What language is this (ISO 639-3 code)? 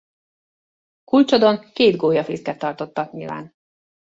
hun